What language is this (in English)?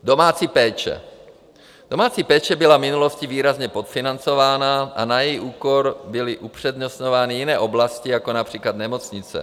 Czech